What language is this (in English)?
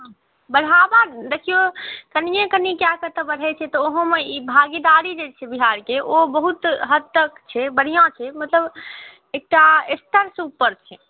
Maithili